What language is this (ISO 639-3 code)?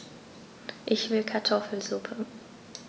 deu